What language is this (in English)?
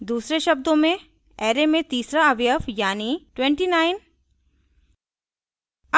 Hindi